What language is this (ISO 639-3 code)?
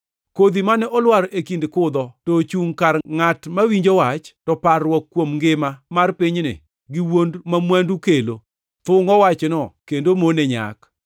luo